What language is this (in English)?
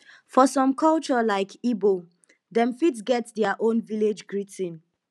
Nigerian Pidgin